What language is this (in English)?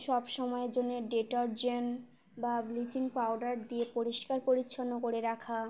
Bangla